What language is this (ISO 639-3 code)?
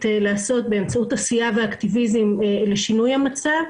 heb